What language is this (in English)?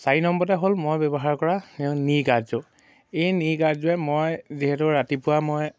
Assamese